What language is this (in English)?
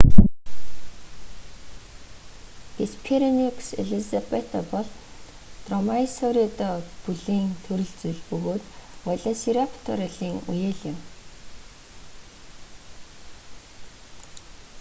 Mongolian